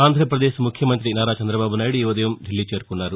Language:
Telugu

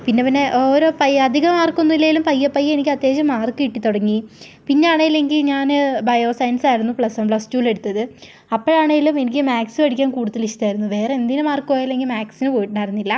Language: Malayalam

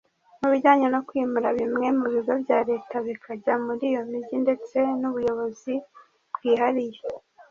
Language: Kinyarwanda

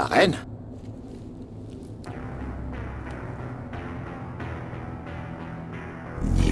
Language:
French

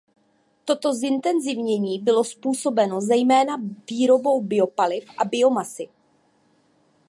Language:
Czech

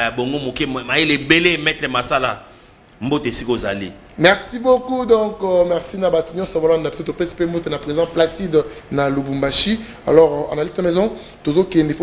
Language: French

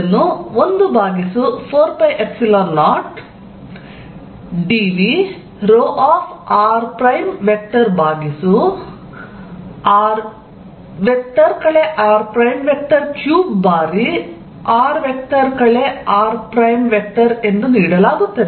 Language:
Kannada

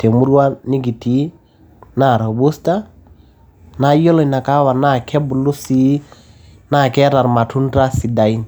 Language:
Masai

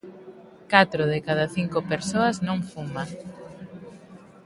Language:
Galician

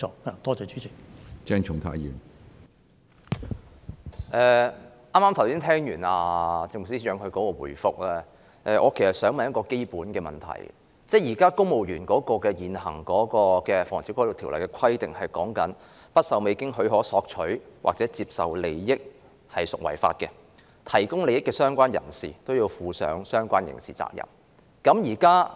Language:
Cantonese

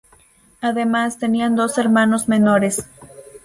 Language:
Spanish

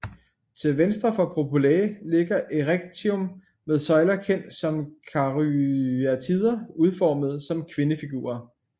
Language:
Danish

